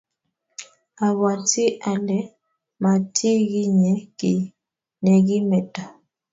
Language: Kalenjin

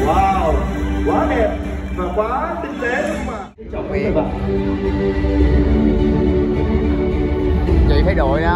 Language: Vietnamese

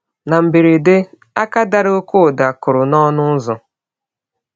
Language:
Igbo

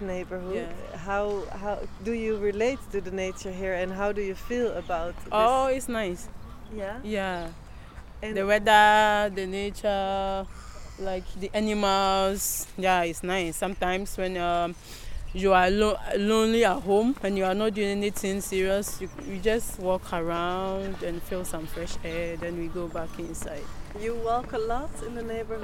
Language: Dutch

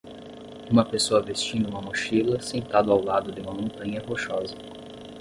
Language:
Portuguese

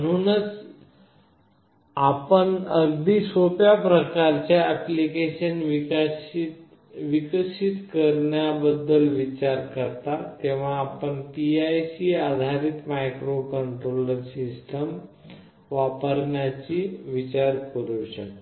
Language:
Marathi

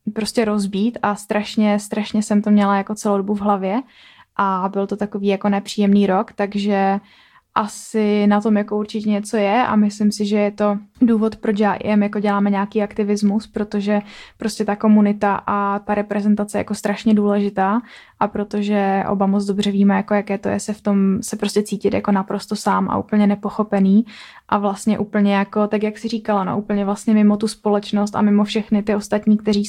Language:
Czech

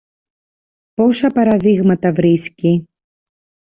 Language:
Greek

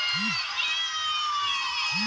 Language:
Bhojpuri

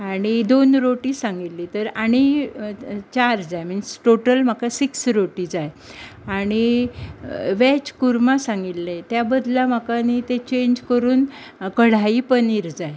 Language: Konkani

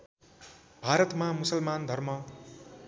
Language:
Nepali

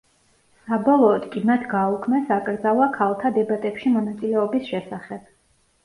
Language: Georgian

